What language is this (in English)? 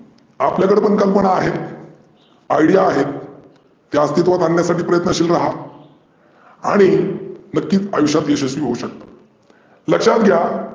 Marathi